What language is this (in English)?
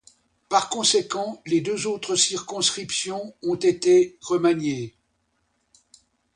French